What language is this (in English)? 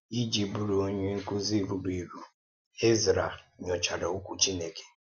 Igbo